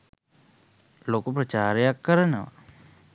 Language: Sinhala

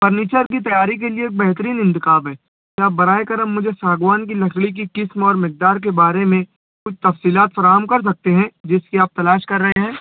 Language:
Urdu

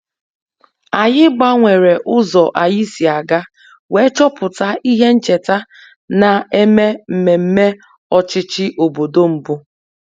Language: Igbo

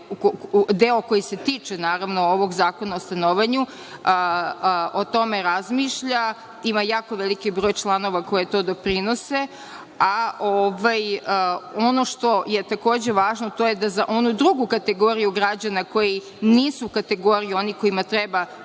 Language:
Serbian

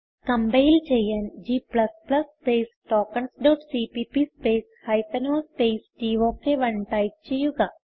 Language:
Malayalam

